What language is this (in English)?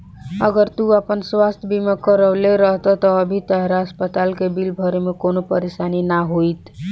Bhojpuri